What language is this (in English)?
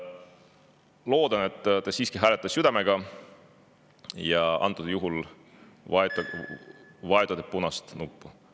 Estonian